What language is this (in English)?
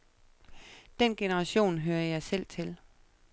Danish